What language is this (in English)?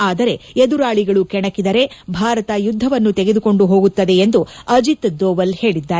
Kannada